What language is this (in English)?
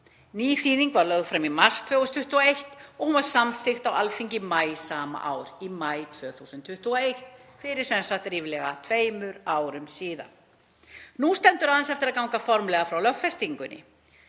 Icelandic